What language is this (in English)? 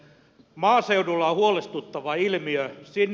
Finnish